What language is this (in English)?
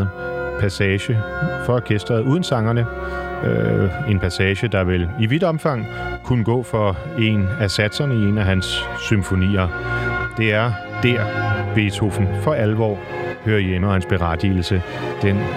Danish